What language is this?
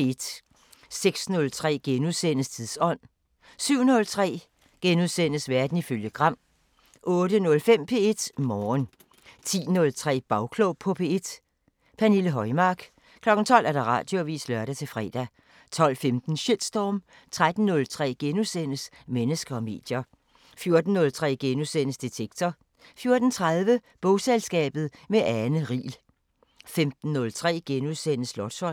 Danish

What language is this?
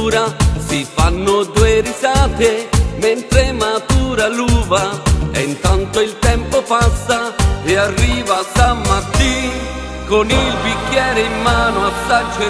Romanian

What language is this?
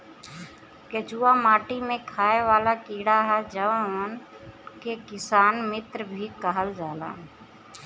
Bhojpuri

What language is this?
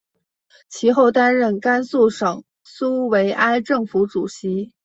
Chinese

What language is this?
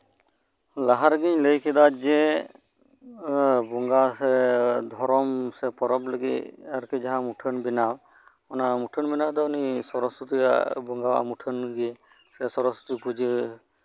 Santali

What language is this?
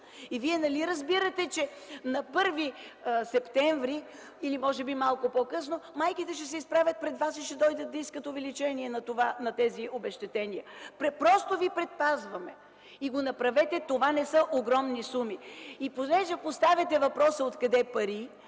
Bulgarian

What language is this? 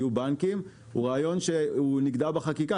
Hebrew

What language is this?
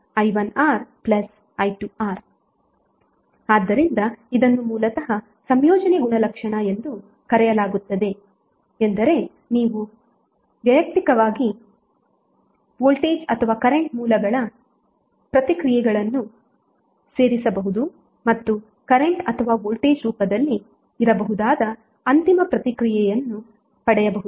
Kannada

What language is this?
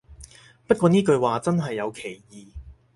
Cantonese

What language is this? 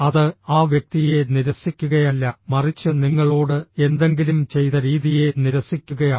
Malayalam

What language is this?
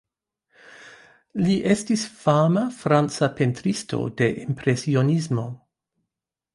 Esperanto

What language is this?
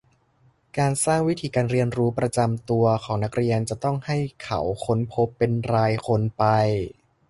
Thai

